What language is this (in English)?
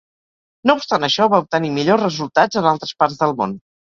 Catalan